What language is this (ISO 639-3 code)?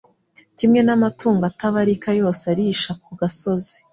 kin